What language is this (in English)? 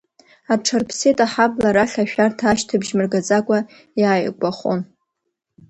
Abkhazian